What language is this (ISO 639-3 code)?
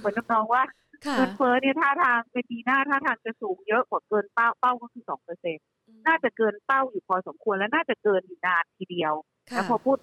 tha